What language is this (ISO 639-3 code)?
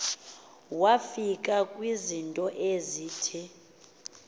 xho